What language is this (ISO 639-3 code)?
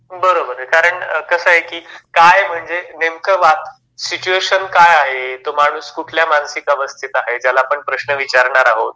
mar